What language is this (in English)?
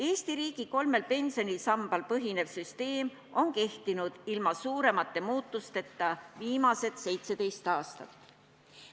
Estonian